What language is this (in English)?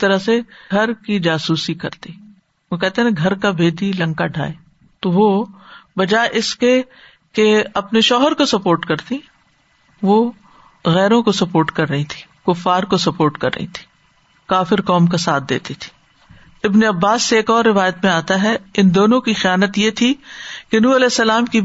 Urdu